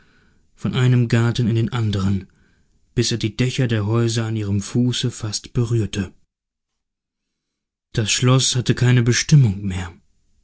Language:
German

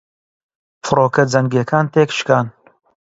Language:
Central Kurdish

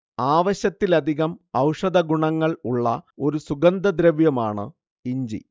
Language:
Malayalam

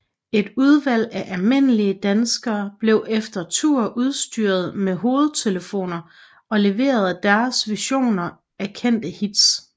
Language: Danish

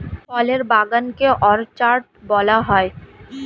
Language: Bangla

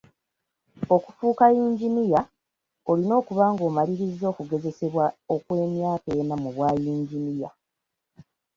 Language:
Ganda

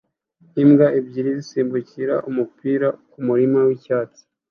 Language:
Kinyarwanda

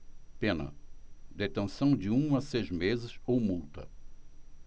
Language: Portuguese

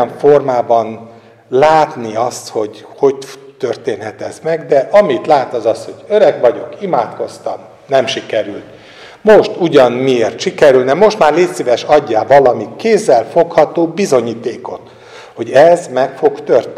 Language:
Hungarian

